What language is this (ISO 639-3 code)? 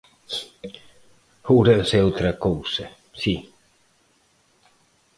glg